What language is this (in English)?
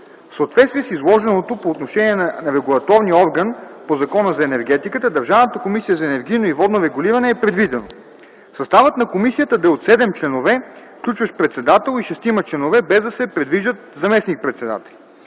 Bulgarian